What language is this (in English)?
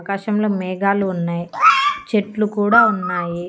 Telugu